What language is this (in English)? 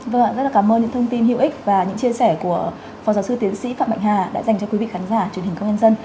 Vietnamese